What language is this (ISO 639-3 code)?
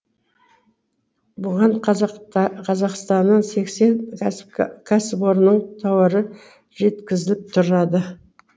kaz